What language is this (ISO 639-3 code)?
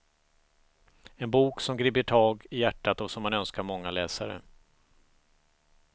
swe